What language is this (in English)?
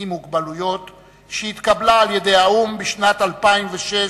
Hebrew